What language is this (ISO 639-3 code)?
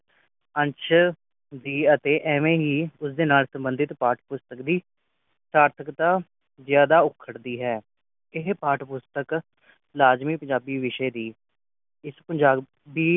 pan